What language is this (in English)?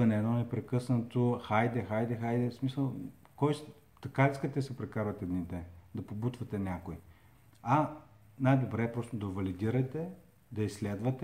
Bulgarian